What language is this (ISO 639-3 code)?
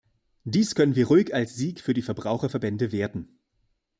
deu